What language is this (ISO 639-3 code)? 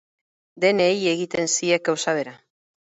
eus